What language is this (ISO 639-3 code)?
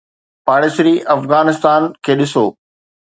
snd